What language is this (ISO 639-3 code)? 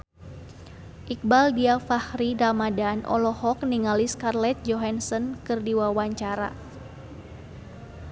sun